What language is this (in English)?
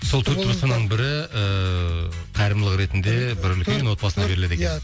Kazakh